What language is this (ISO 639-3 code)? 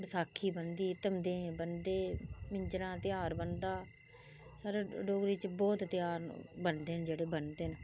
doi